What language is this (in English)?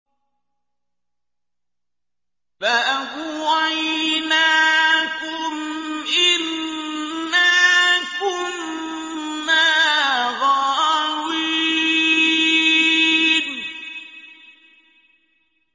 Arabic